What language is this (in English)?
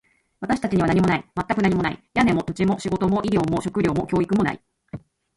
Japanese